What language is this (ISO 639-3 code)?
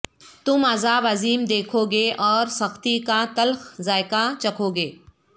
urd